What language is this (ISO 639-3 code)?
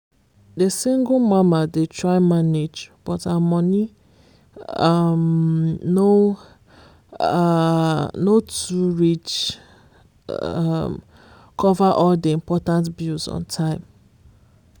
pcm